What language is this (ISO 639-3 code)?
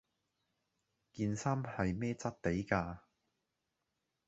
yue